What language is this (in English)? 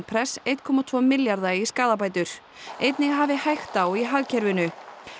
Icelandic